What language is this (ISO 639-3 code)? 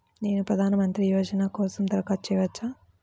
tel